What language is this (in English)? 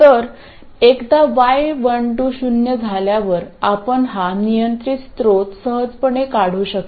Marathi